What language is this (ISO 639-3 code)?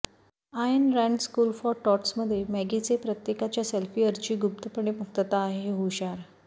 mar